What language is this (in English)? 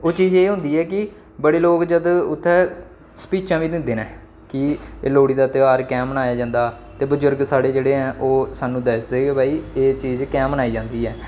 Dogri